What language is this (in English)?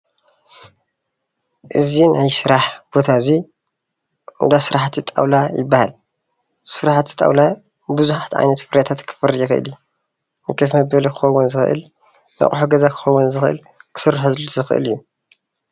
Tigrinya